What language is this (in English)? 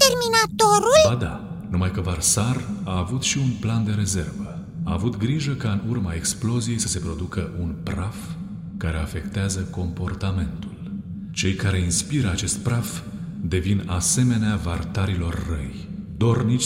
Romanian